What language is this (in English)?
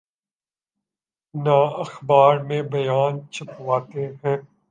Urdu